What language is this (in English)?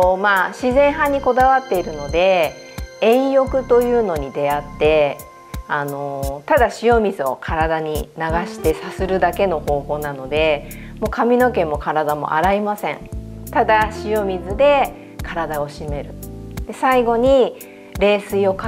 Japanese